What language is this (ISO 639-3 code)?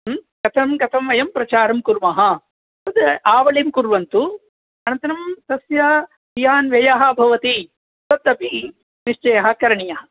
san